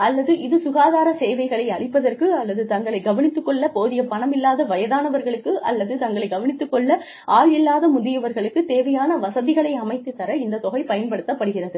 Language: Tamil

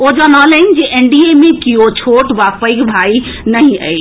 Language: Maithili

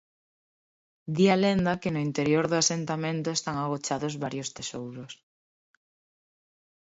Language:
Galician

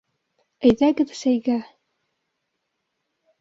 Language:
Bashkir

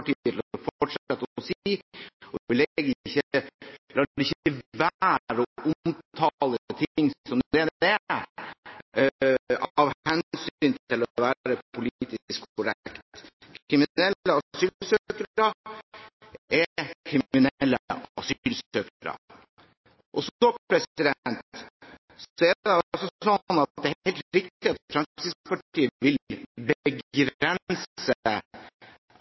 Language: Norwegian Bokmål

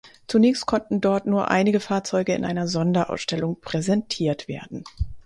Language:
German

